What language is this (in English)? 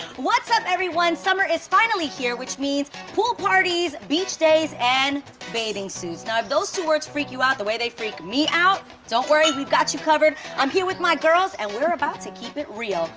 English